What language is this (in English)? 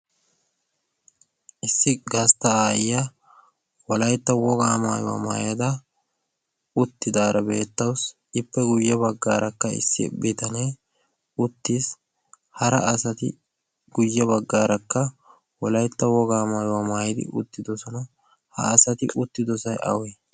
Wolaytta